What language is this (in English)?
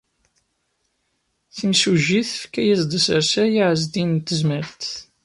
Kabyle